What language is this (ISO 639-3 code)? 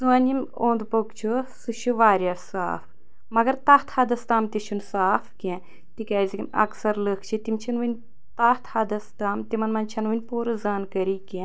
kas